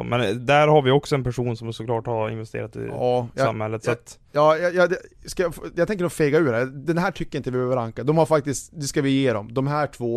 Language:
Swedish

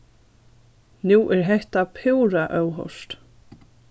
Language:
Faroese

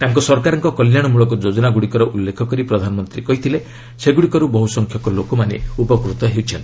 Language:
Odia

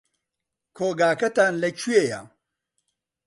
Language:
Central Kurdish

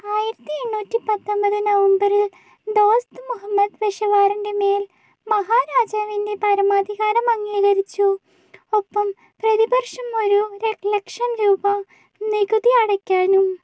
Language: Malayalam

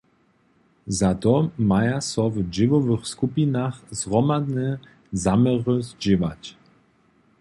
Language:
Upper Sorbian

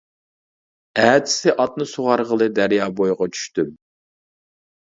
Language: Uyghur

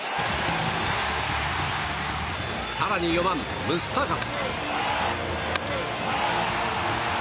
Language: Japanese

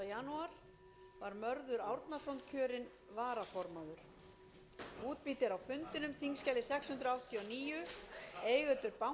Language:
Icelandic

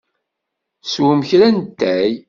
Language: Kabyle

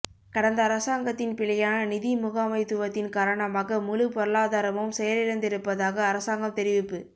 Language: Tamil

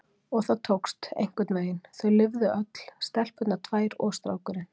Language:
Icelandic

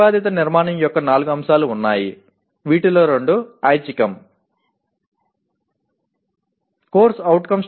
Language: Telugu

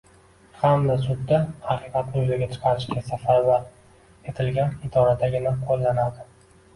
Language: Uzbek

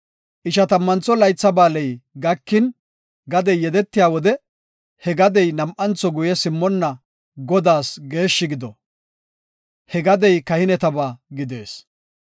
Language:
Gofa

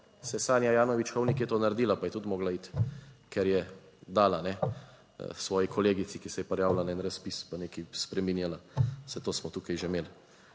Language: Slovenian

